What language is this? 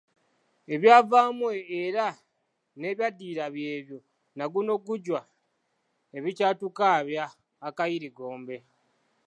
Ganda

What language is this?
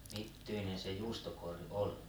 Finnish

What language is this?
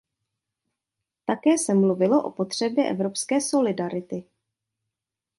Czech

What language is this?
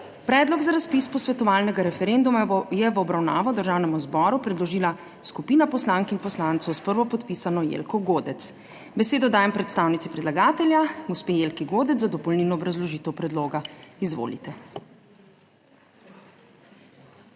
Slovenian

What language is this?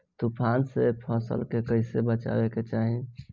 Bhojpuri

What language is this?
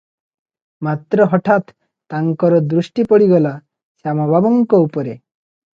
Odia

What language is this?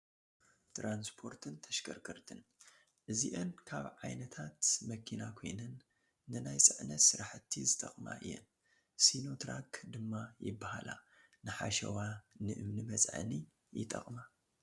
Tigrinya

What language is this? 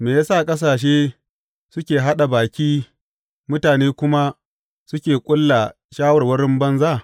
Hausa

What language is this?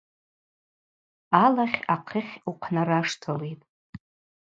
Abaza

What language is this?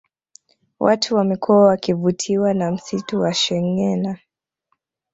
Swahili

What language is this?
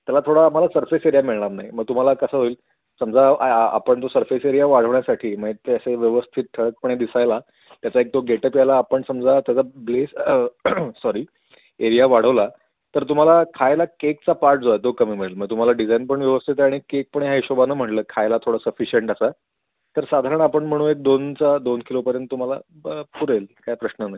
Marathi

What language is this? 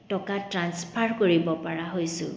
Assamese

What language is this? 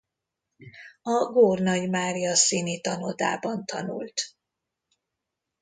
Hungarian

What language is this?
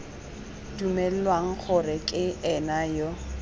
Tswana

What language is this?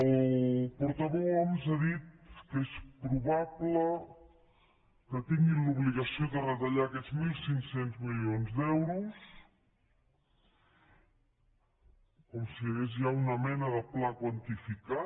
Catalan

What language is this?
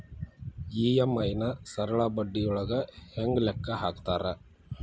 Kannada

